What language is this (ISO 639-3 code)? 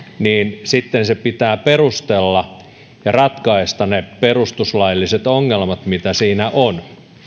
fin